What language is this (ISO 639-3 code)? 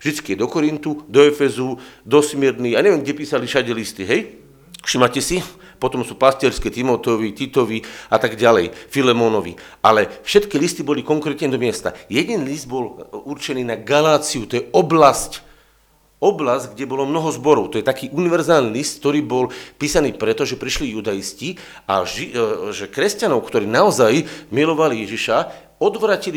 slk